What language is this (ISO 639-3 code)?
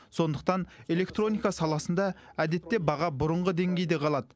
kaz